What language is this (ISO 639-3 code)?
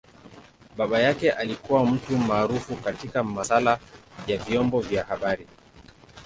swa